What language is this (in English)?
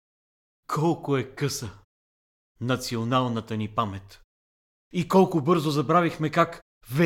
Bulgarian